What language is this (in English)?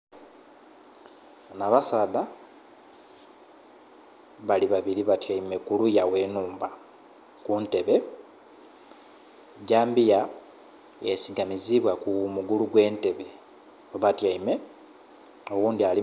Soga